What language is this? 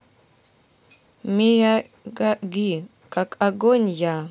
Russian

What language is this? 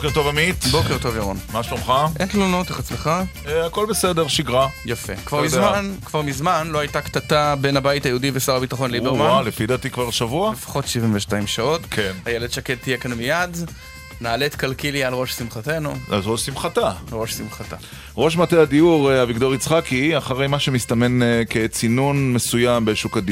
Hebrew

